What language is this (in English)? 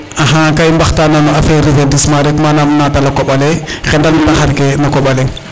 Serer